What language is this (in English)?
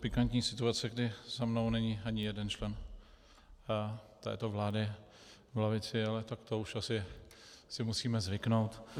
Czech